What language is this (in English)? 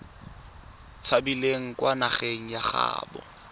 Tswana